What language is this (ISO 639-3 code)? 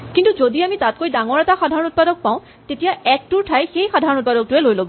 asm